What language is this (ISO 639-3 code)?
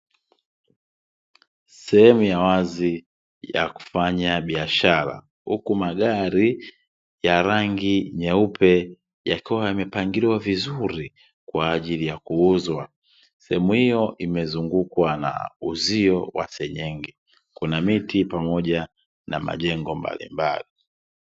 swa